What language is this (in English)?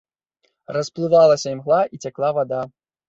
Belarusian